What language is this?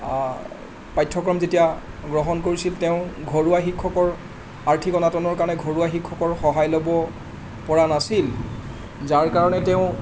Assamese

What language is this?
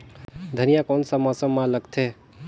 Chhattisgarhi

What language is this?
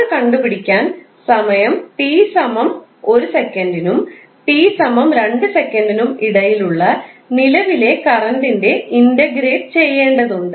Malayalam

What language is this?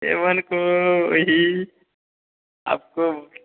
Hindi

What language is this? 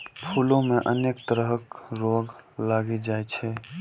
Maithili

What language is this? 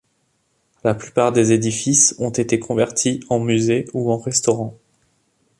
French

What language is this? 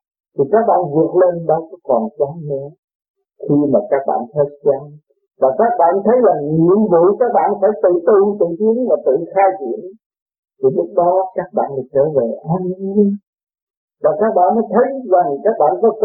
Vietnamese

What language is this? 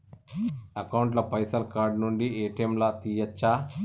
Telugu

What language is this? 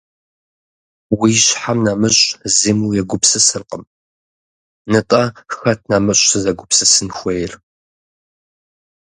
Kabardian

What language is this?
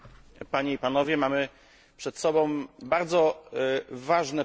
Polish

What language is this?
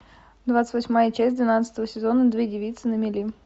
Russian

